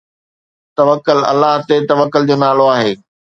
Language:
Sindhi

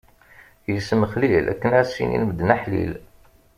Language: Kabyle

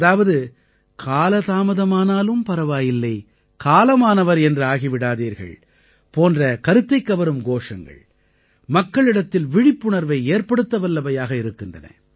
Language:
Tamil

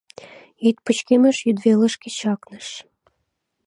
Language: Mari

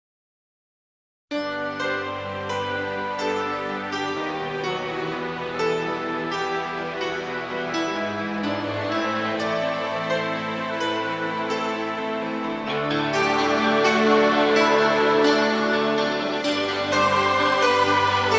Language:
Spanish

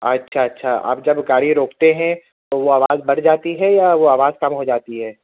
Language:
Urdu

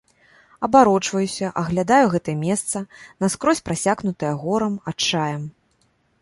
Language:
Belarusian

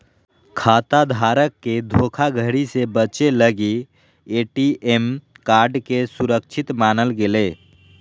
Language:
Magahi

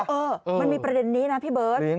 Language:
Thai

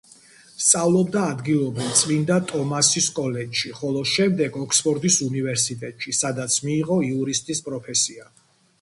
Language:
Georgian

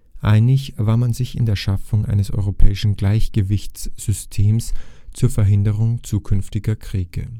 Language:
German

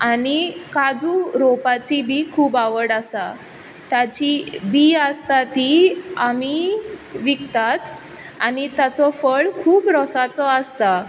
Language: Konkani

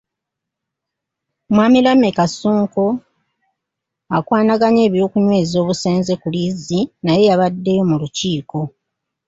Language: Ganda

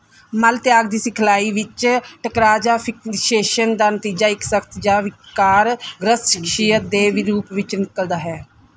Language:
Punjabi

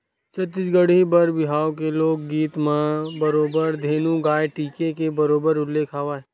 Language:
Chhattisgarhi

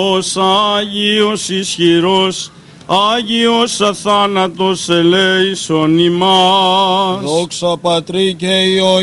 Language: Greek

